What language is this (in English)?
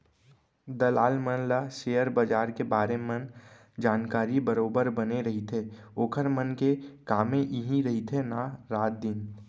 Chhattisgarhi